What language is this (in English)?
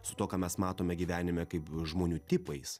Lithuanian